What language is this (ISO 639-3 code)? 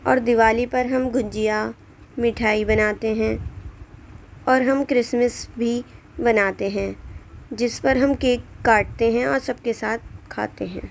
urd